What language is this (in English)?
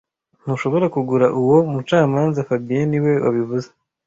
Kinyarwanda